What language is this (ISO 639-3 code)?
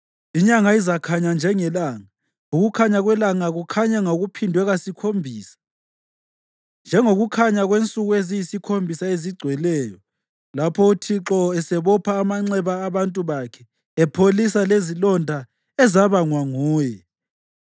nde